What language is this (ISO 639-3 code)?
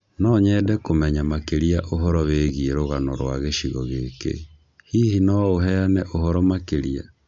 kik